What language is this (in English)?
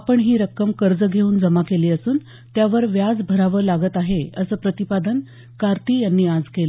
Marathi